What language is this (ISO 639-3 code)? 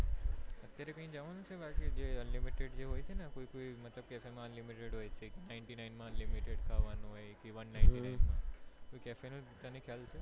guj